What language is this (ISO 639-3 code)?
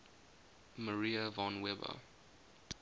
eng